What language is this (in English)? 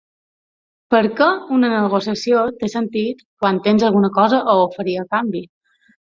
Catalan